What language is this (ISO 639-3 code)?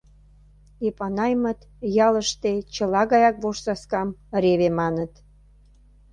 chm